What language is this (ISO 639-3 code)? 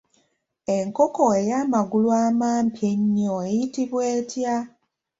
lug